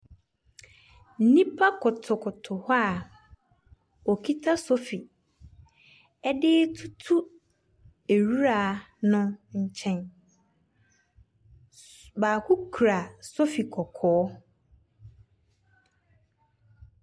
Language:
Akan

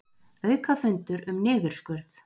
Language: Icelandic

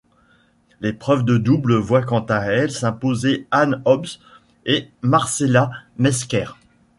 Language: French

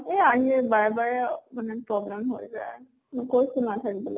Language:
Assamese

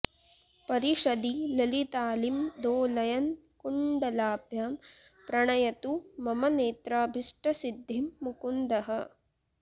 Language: Sanskrit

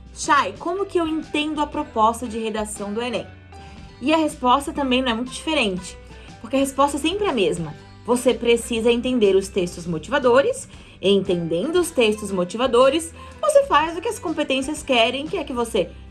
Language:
Portuguese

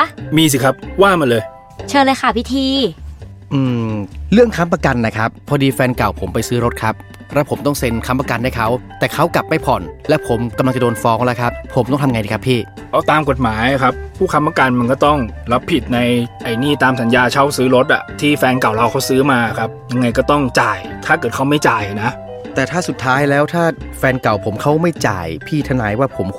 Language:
Thai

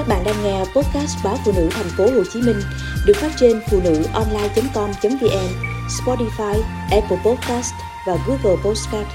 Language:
Vietnamese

